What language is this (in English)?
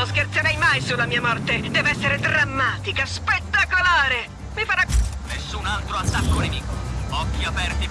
Italian